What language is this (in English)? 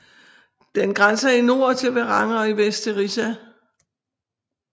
Danish